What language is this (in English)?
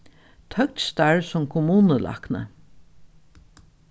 Faroese